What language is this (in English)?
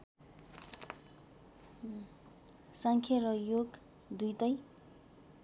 Nepali